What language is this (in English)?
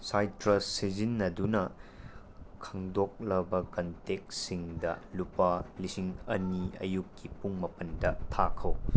Manipuri